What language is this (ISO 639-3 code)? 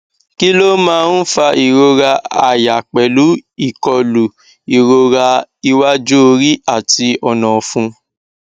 yor